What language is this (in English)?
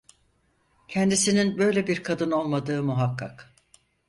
Turkish